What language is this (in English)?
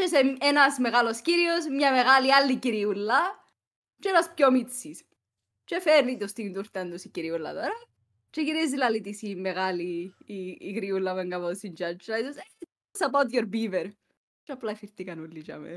Greek